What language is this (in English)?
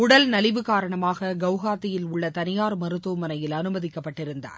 Tamil